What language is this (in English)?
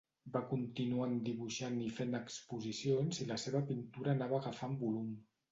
Catalan